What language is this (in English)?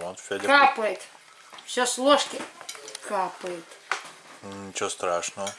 Russian